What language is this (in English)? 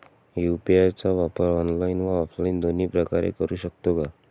Marathi